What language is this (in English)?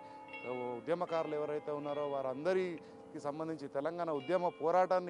Telugu